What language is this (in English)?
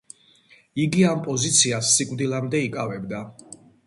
Georgian